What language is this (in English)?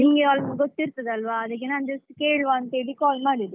Kannada